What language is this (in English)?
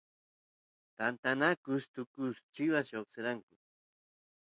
Santiago del Estero Quichua